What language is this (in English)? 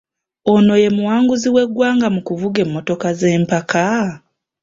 Ganda